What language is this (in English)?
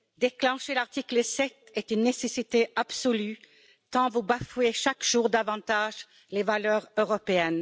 French